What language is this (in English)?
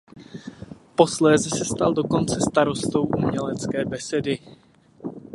Czech